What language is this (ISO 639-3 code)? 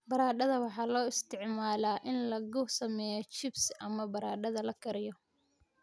som